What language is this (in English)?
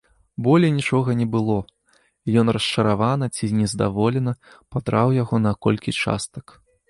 Belarusian